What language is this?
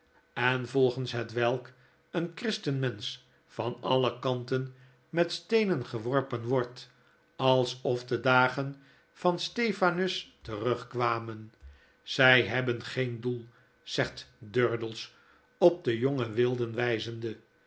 Dutch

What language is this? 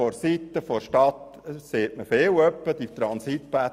Swiss German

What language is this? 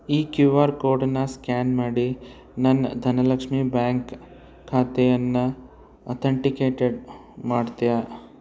Kannada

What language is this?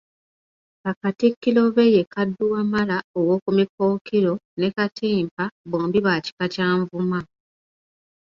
Ganda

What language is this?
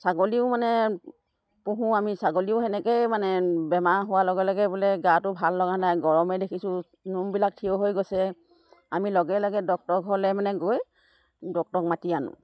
Assamese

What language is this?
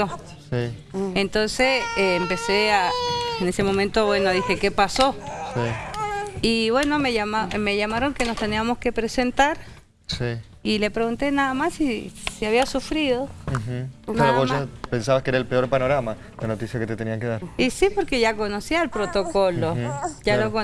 Spanish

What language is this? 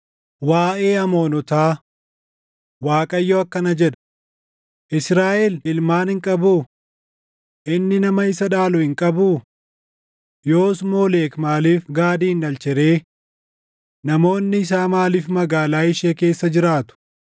Oromo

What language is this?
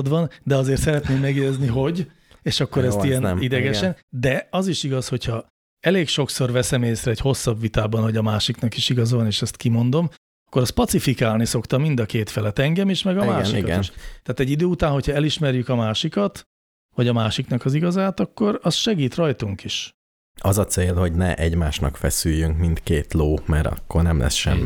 Hungarian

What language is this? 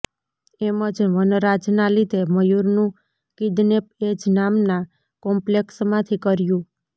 Gujarati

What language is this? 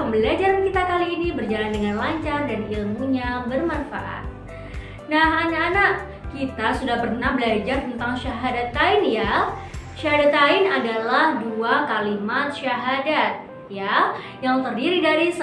Indonesian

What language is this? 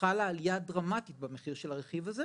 Hebrew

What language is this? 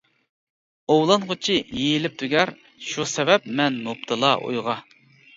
Uyghur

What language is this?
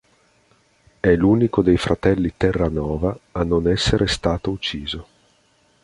Italian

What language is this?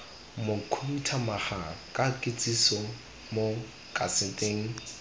Tswana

